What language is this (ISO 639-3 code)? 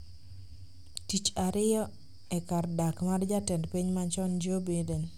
luo